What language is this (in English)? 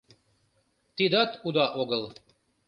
Mari